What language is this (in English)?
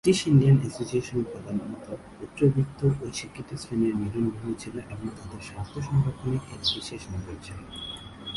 Bangla